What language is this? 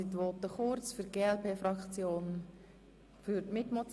Swiss German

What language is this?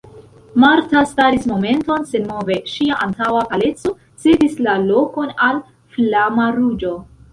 Esperanto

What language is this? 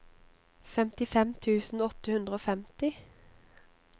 Norwegian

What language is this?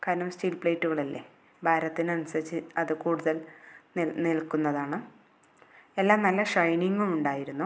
Malayalam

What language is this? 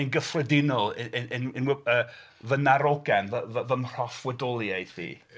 Welsh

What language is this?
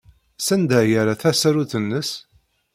Kabyle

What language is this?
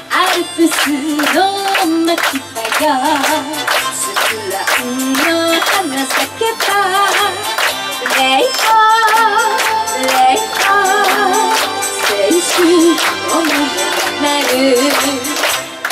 Italian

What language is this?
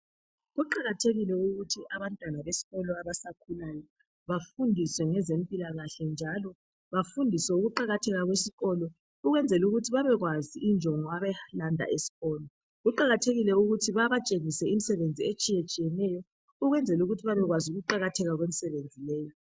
North Ndebele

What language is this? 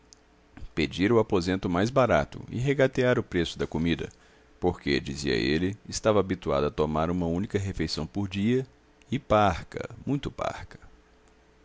Portuguese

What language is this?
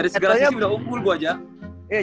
Indonesian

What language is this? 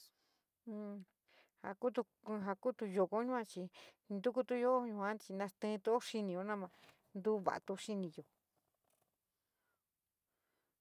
San Miguel El Grande Mixtec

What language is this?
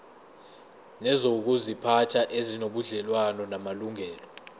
Zulu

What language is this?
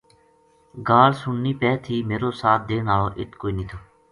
Gujari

